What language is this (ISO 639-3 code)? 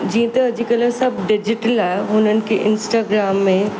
snd